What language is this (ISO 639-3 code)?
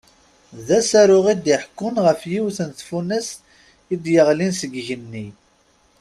kab